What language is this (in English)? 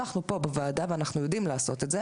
Hebrew